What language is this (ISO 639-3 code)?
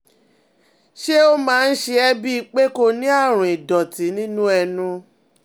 yor